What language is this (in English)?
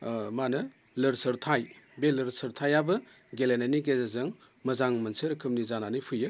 Bodo